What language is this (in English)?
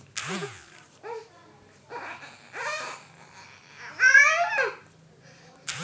Maithili